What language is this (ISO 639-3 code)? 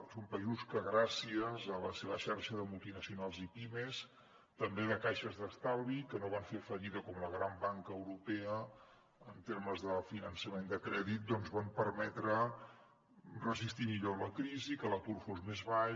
cat